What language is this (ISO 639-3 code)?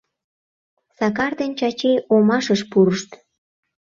chm